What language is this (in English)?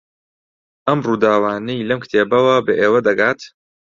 Central Kurdish